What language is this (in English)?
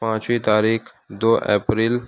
Urdu